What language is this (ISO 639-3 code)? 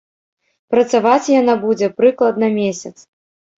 bel